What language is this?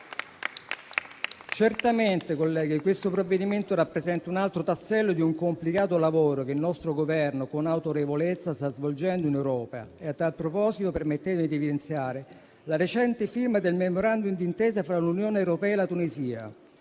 Italian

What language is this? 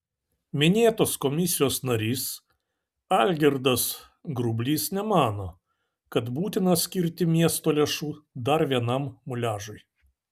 Lithuanian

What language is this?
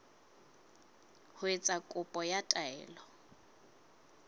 Southern Sotho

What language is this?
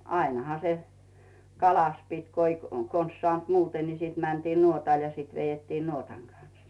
Finnish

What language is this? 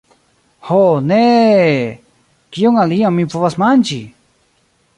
Esperanto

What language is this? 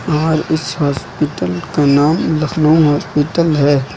Hindi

